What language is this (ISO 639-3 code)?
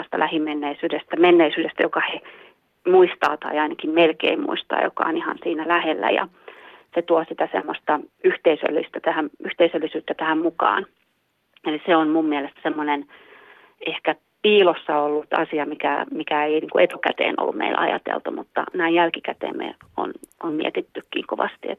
fin